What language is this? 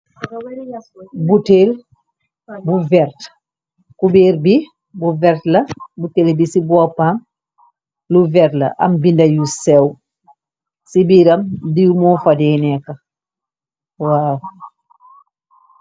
Wolof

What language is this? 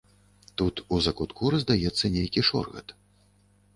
Belarusian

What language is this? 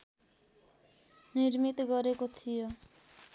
Nepali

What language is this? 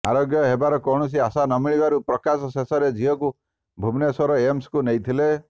Odia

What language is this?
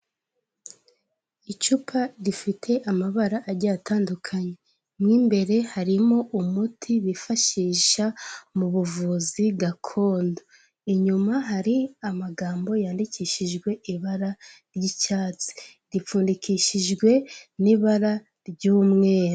Kinyarwanda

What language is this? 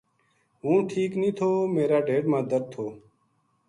Gujari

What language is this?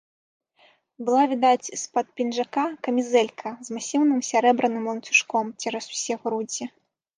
Belarusian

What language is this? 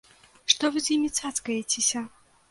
Belarusian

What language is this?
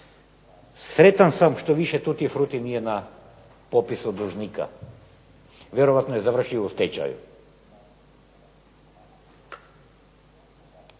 Croatian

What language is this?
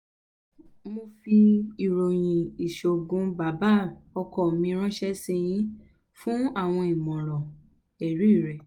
Yoruba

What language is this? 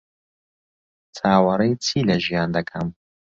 Central Kurdish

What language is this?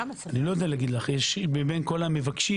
Hebrew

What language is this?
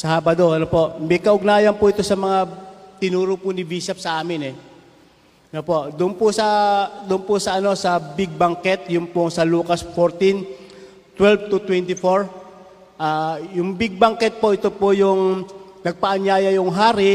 Filipino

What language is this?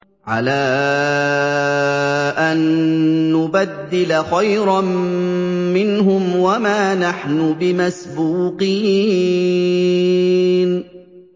Arabic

